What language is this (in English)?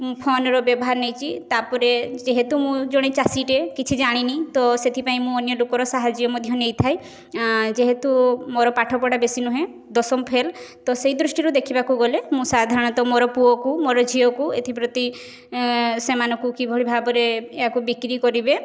Odia